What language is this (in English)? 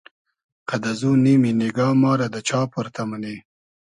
Hazaragi